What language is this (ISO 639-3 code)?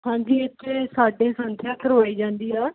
pan